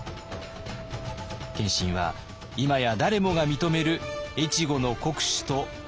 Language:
Japanese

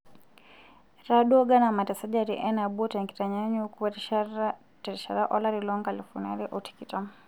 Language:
Masai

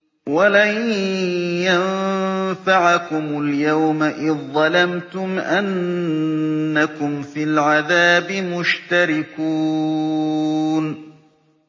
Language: Arabic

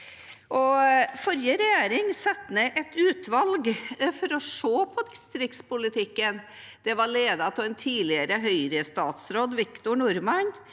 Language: Norwegian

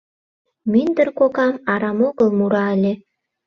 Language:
Mari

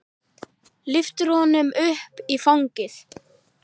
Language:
Icelandic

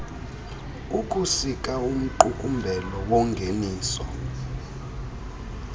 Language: Xhosa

